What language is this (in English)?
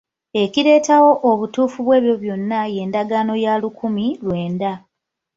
Ganda